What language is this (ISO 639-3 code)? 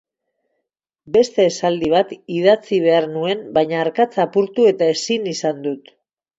eus